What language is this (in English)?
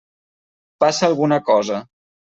Catalan